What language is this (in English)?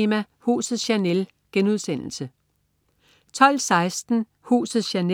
Danish